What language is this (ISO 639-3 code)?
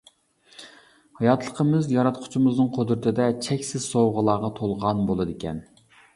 uig